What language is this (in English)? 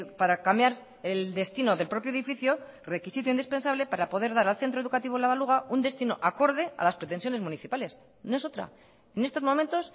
Spanish